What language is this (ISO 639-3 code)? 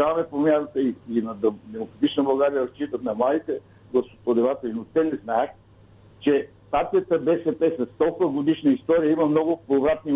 bul